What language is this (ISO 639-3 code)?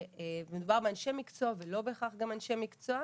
heb